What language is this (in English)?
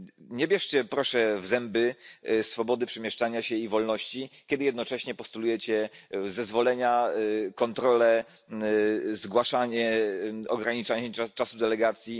Polish